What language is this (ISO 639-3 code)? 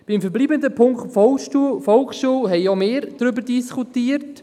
gsw